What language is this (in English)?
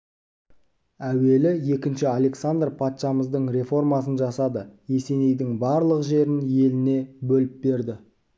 Kazakh